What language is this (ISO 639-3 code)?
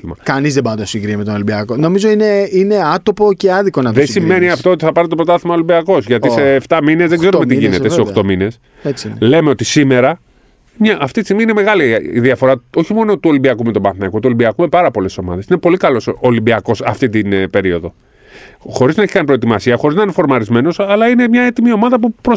ell